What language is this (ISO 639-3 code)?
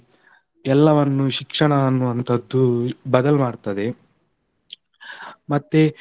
kan